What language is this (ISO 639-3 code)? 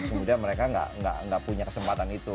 ind